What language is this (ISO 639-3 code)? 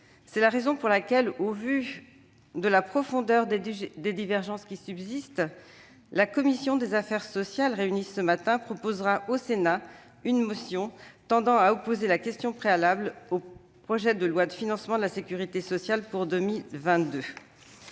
fra